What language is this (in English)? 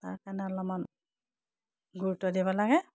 Assamese